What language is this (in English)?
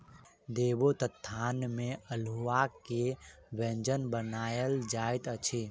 Maithili